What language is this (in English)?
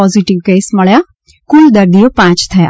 Gujarati